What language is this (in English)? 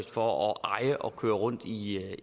Danish